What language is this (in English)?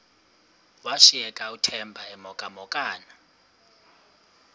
Xhosa